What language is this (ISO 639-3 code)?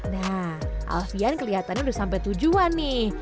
ind